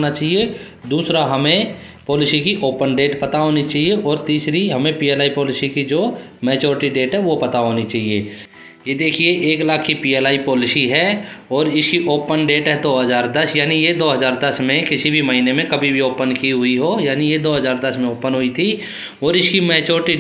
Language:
Hindi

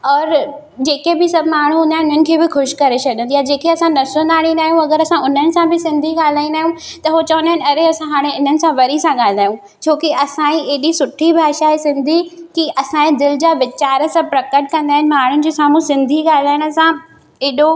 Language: Sindhi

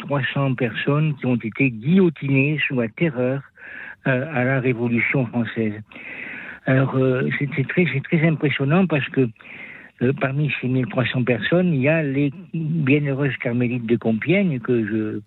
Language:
French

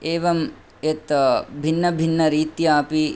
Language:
Sanskrit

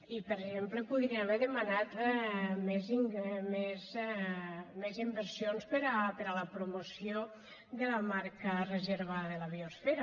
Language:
Catalan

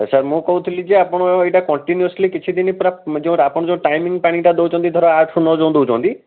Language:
Odia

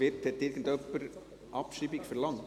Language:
Swiss German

